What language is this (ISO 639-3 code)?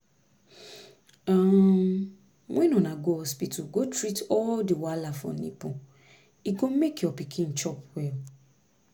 pcm